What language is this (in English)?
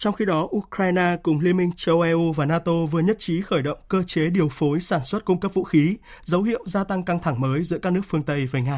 Vietnamese